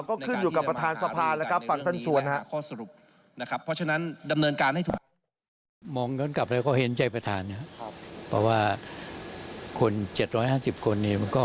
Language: Thai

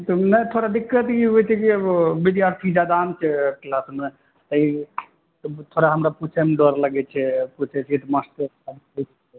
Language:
Maithili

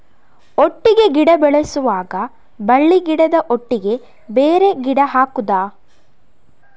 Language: Kannada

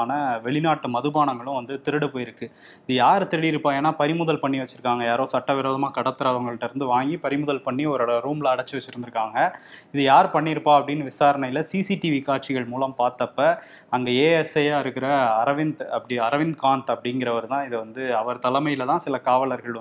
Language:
Tamil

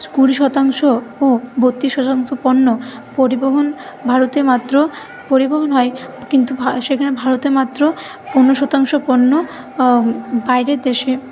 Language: Bangla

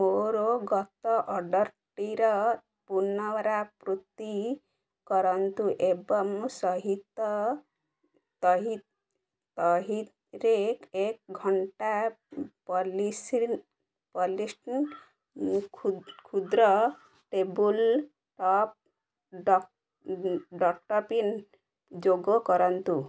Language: Odia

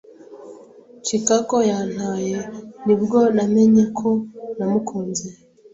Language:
Kinyarwanda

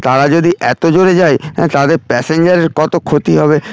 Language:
Bangla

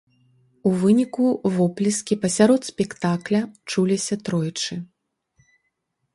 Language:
Belarusian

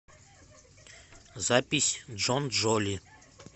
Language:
Russian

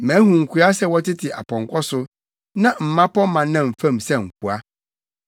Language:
Akan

